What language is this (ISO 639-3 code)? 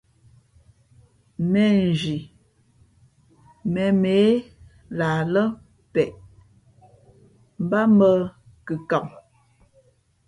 fmp